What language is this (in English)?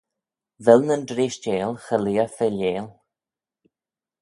Manx